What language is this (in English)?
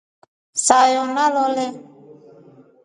Rombo